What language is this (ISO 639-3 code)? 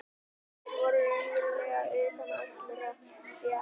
isl